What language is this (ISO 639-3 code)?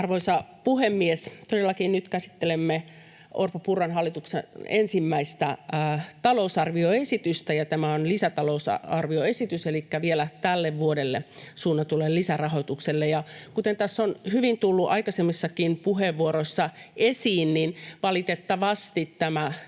fin